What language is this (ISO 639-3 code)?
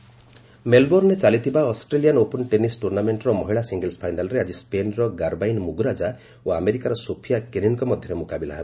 ori